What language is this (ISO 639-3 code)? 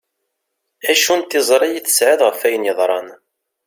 kab